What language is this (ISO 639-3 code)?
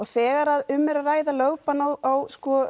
isl